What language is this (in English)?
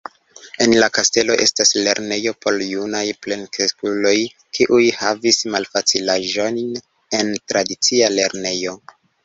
Esperanto